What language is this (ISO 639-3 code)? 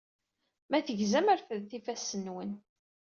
kab